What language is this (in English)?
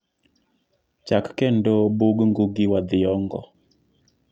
Luo (Kenya and Tanzania)